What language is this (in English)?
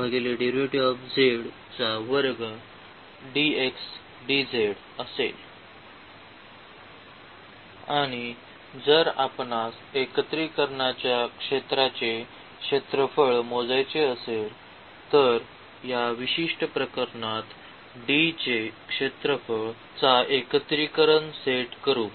Marathi